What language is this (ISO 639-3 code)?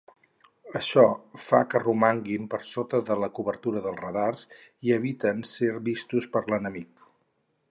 cat